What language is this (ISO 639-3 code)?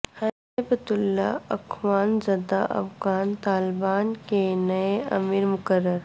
urd